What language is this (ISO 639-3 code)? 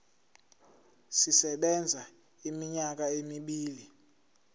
zul